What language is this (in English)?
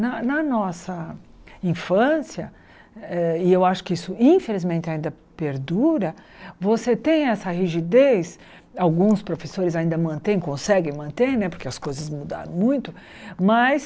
Portuguese